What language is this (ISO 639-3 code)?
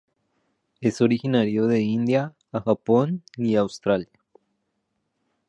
spa